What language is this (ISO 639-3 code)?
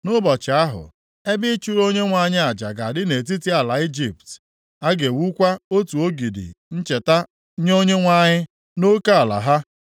ibo